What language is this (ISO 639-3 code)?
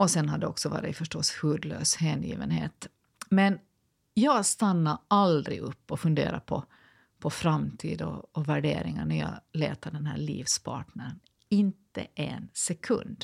swe